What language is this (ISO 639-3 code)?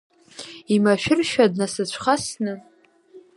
abk